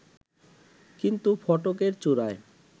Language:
Bangla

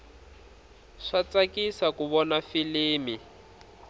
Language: Tsonga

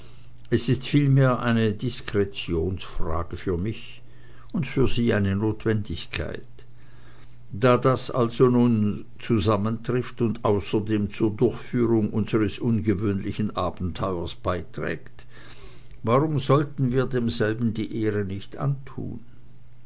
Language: German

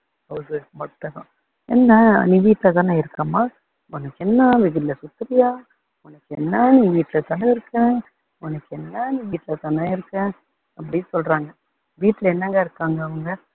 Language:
Tamil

